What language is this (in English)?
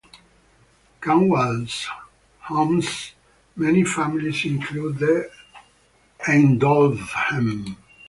English